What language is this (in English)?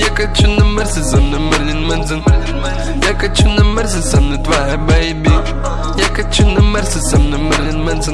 Lithuanian